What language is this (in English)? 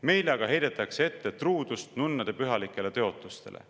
Estonian